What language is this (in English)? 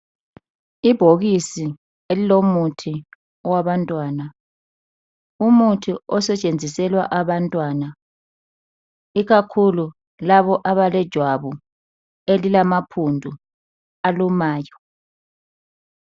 North Ndebele